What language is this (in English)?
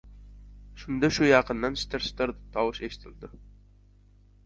Uzbek